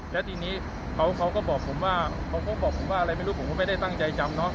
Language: Thai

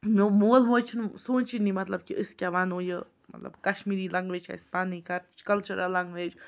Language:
Kashmiri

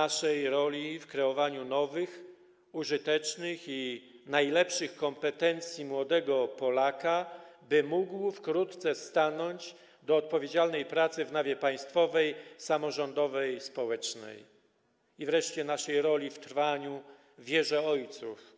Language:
Polish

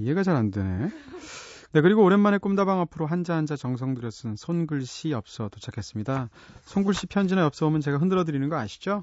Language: Korean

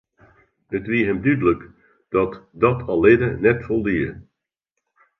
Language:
Western Frisian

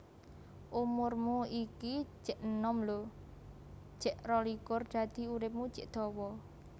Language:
Javanese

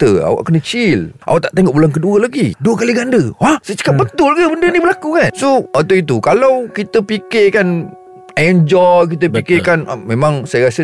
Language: Malay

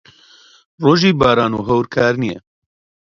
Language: Central Kurdish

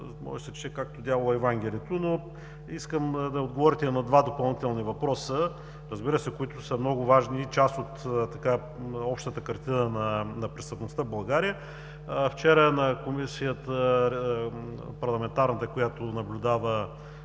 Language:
Bulgarian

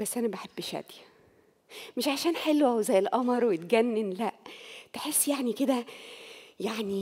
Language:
Arabic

